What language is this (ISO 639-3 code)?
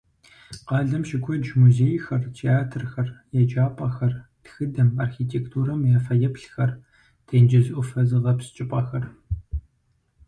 kbd